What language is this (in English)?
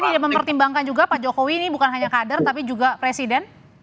Indonesian